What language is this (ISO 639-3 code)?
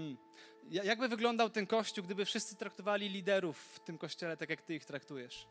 pol